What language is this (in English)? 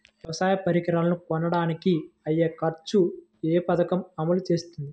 Telugu